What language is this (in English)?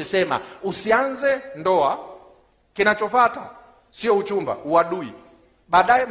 Swahili